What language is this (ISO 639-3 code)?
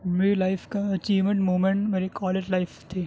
urd